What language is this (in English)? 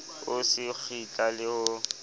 Southern Sotho